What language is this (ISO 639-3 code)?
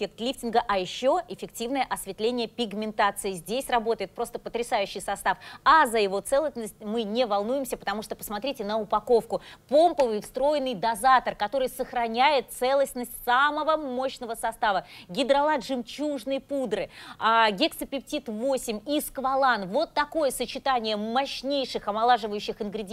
rus